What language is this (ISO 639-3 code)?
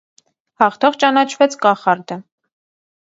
hye